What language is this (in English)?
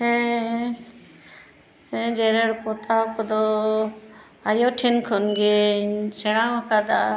Santali